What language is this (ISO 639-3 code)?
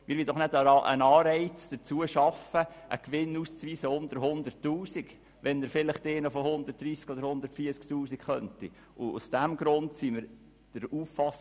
gsw